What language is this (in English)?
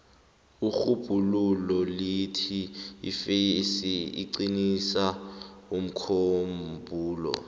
South Ndebele